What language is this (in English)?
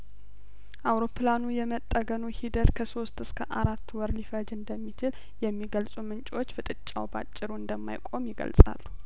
Amharic